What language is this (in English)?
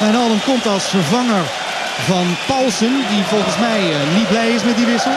Dutch